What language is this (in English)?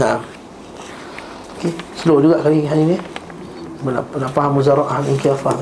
Malay